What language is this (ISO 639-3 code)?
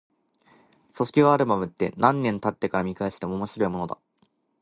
jpn